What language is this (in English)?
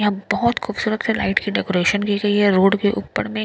Hindi